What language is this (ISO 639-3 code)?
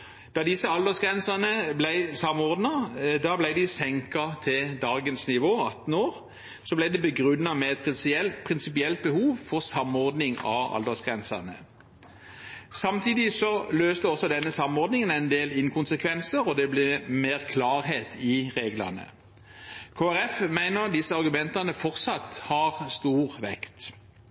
nob